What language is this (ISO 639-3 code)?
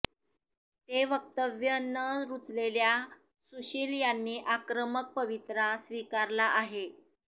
mar